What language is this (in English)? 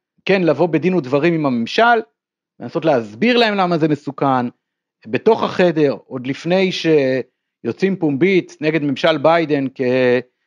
Hebrew